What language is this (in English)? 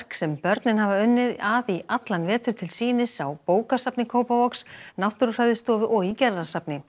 Icelandic